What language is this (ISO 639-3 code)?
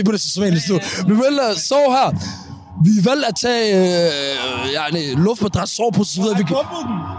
dan